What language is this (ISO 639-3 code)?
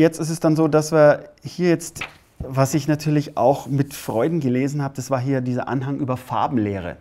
deu